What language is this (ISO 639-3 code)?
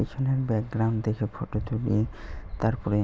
ben